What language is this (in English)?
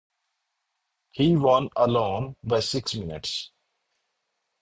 English